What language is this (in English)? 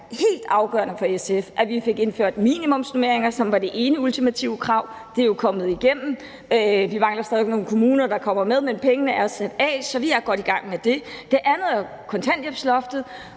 Danish